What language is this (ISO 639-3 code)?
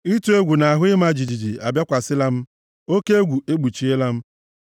ibo